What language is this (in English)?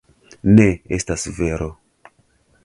Esperanto